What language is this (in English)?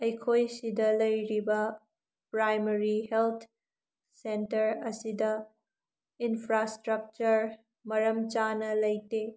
Manipuri